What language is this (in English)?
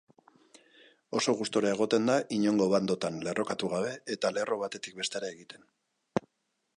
Basque